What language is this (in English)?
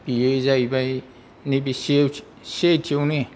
Bodo